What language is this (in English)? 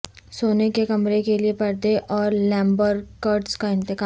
Urdu